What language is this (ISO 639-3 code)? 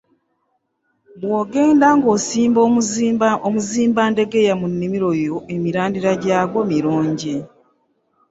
lug